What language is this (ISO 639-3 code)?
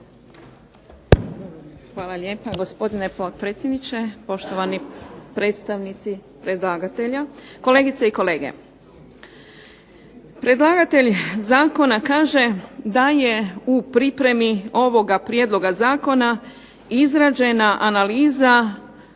hrv